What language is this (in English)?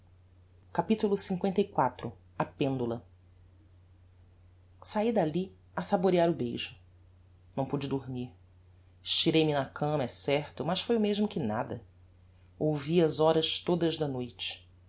Portuguese